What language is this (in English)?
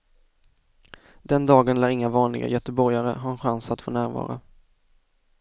Swedish